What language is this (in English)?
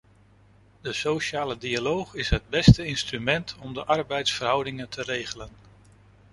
Dutch